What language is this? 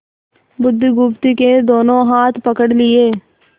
Hindi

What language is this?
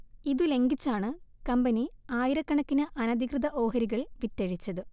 Malayalam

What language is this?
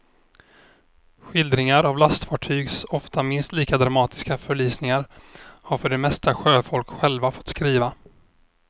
Swedish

